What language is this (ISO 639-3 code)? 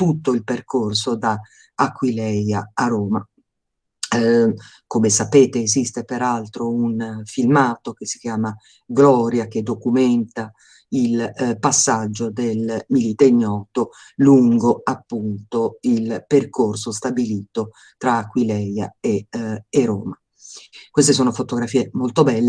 ita